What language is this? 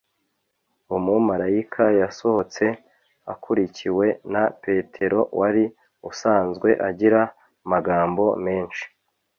Kinyarwanda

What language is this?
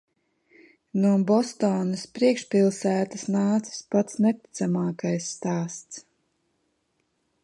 Latvian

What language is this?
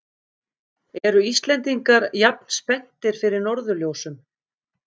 Icelandic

